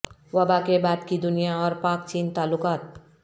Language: Urdu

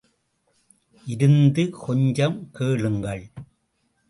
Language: Tamil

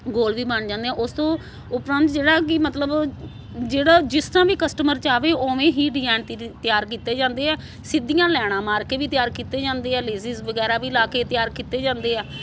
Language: Punjabi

